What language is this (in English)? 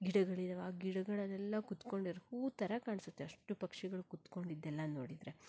Kannada